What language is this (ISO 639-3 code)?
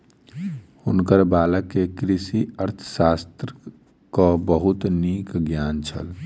mai